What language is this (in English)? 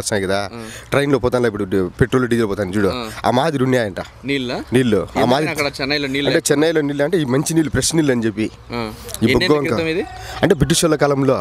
Indonesian